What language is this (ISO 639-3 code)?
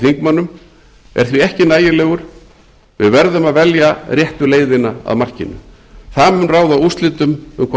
isl